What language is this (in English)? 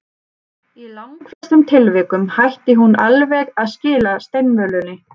Icelandic